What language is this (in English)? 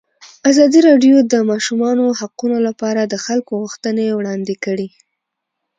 Pashto